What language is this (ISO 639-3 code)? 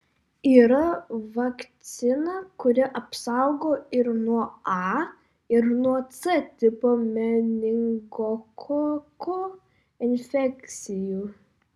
lit